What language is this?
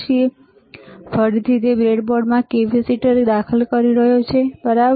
Gujarati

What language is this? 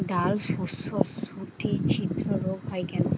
Bangla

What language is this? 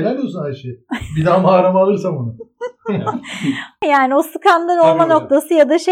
Turkish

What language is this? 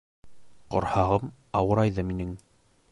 Bashkir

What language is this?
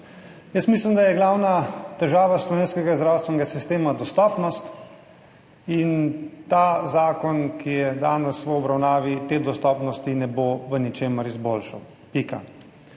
Slovenian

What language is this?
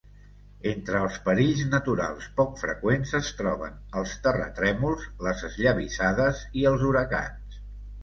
Catalan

